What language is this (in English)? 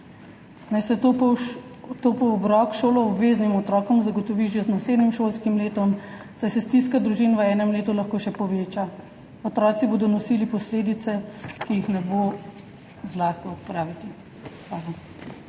Slovenian